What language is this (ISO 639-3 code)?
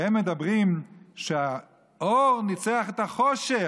heb